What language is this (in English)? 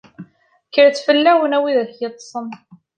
Kabyle